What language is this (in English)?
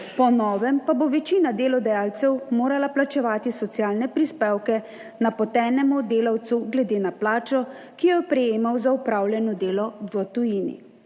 Slovenian